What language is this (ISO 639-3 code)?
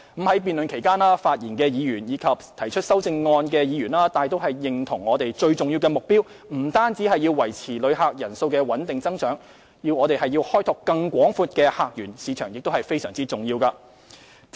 yue